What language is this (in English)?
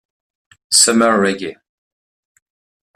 French